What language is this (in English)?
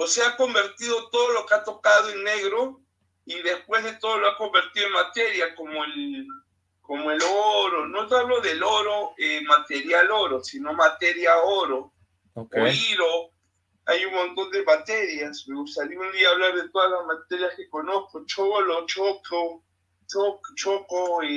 Spanish